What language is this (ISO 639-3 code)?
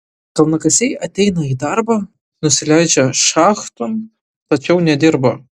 lit